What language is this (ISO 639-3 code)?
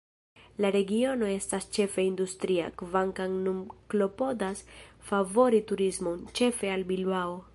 epo